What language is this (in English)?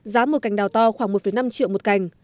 Vietnamese